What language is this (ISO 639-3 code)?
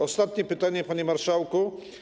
pol